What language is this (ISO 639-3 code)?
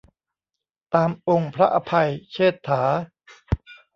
tha